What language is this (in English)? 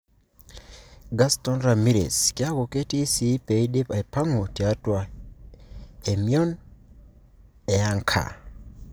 Masai